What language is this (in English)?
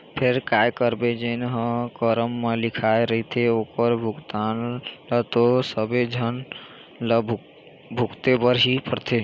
Chhattisgarhi